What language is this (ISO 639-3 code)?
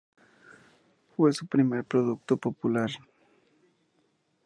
spa